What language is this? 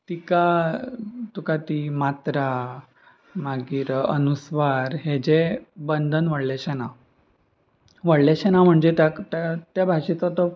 Konkani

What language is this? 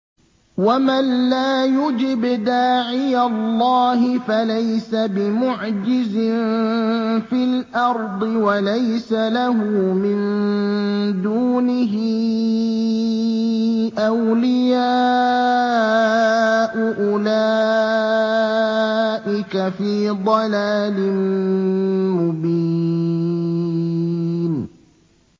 Arabic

